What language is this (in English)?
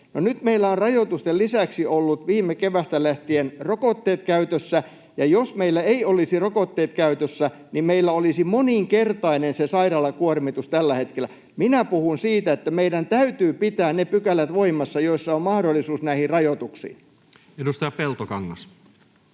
Finnish